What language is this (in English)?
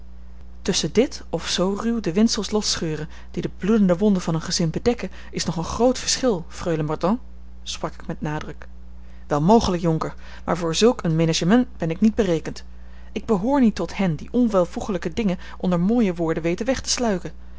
Dutch